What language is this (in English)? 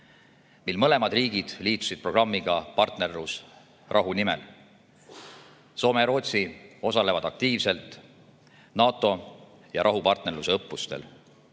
Estonian